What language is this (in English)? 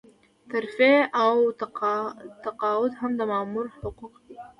Pashto